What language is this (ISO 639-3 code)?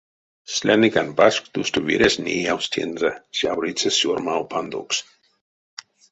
myv